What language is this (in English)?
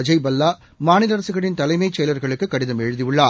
Tamil